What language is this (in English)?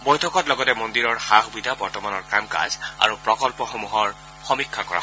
Assamese